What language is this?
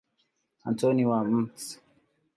Swahili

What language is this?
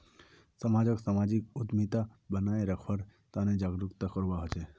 Magahi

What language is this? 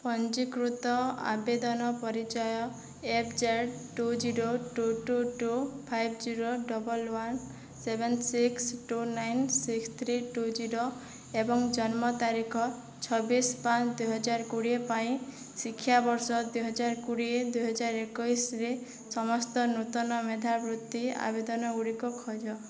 Odia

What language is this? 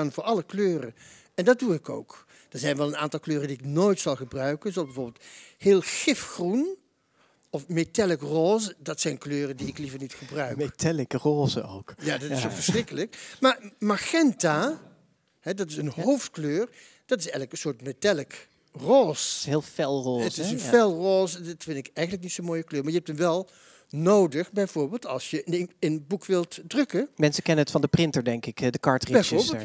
Dutch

